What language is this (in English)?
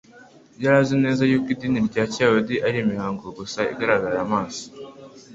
Kinyarwanda